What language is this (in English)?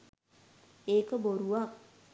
Sinhala